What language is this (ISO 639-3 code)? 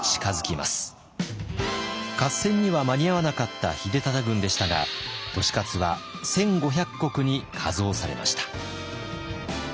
jpn